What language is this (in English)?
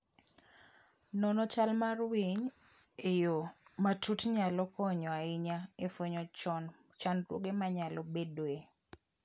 Luo (Kenya and Tanzania)